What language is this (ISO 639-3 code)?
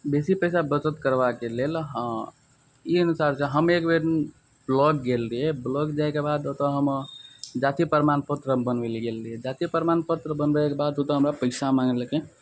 mai